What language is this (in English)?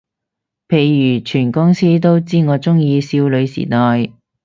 Cantonese